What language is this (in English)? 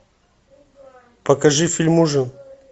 Russian